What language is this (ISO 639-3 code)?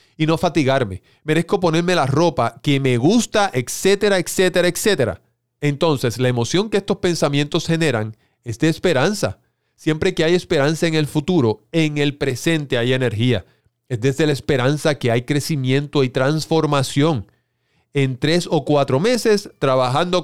spa